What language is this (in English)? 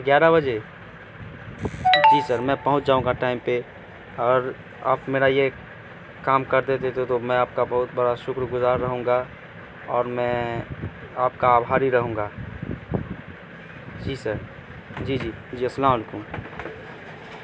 Urdu